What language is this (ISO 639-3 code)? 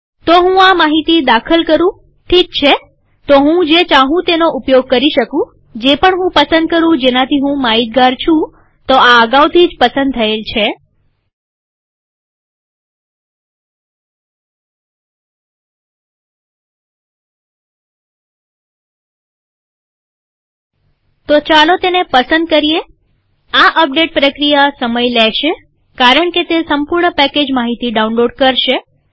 guj